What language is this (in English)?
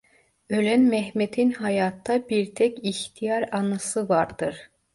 Turkish